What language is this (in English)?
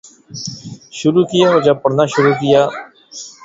Urdu